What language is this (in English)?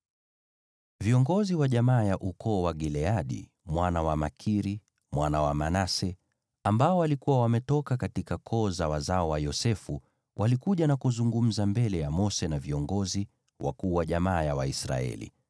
Swahili